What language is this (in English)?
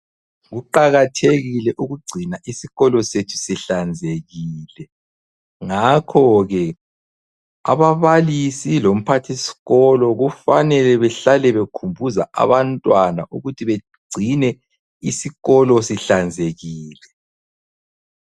North Ndebele